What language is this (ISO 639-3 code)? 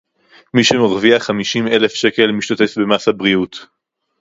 heb